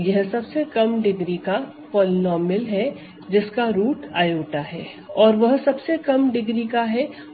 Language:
Hindi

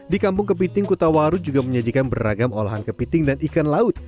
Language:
Indonesian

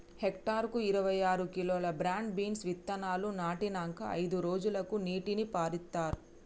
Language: Telugu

